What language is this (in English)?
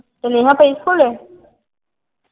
Punjabi